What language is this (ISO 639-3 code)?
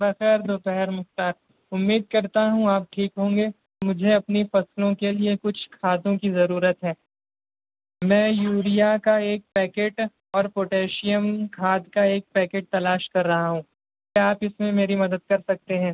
urd